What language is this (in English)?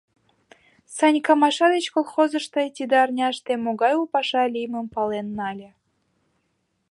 Mari